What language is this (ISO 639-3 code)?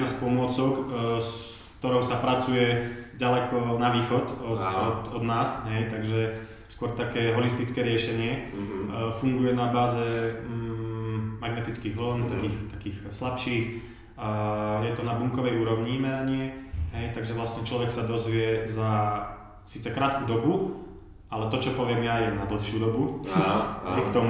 slk